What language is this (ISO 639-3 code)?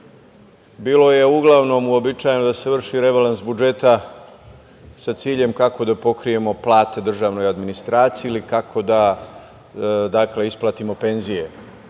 srp